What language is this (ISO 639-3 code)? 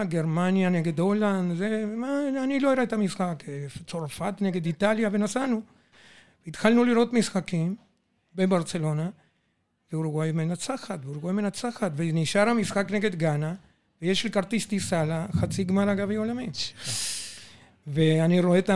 heb